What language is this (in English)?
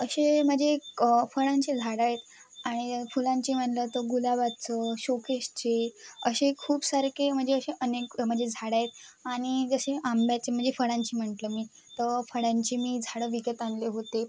Marathi